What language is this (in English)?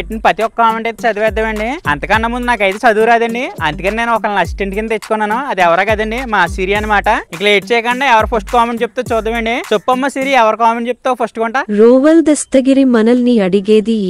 Telugu